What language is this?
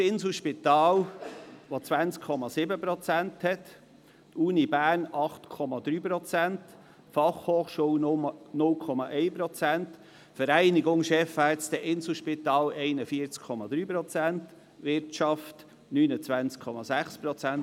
Swiss German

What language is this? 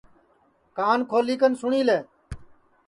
Sansi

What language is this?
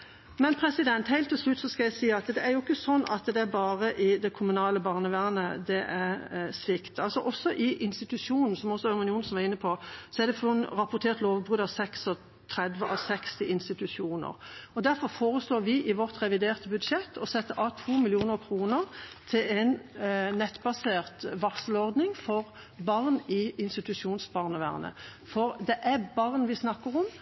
Norwegian Bokmål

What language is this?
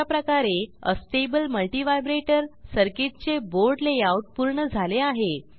Marathi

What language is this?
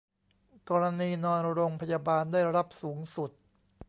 Thai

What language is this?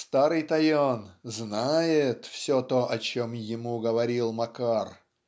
Russian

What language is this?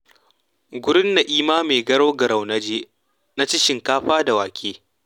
Hausa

